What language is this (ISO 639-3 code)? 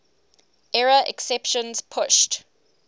eng